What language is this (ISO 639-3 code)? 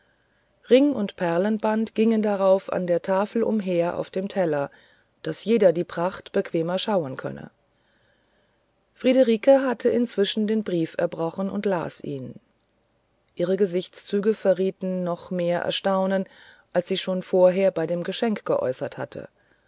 deu